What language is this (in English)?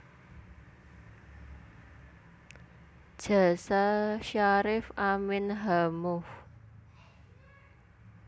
Javanese